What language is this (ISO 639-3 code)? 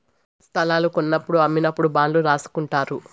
tel